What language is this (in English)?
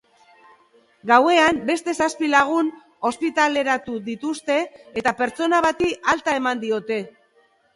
Basque